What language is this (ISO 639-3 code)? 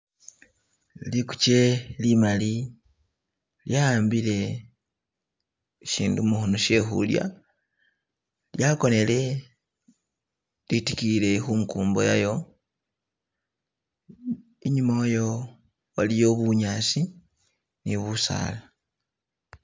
myx